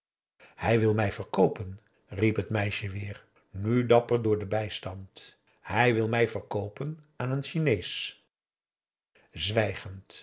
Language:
Dutch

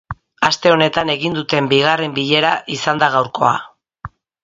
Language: Basque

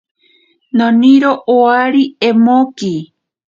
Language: Ashéninka Perené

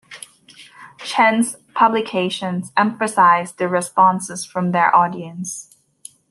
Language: English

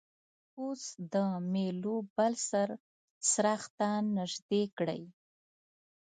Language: Pashto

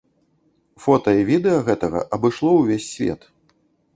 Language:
Belarusian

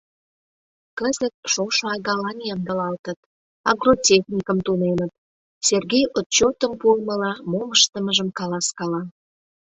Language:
Mari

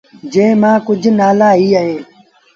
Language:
Sindhi Bhil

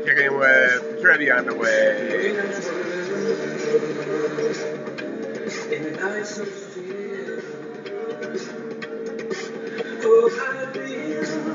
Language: English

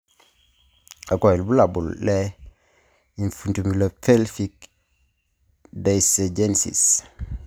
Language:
Masai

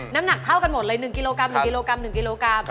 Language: Thai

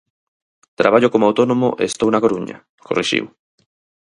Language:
Galician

